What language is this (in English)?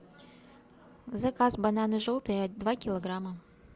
Russian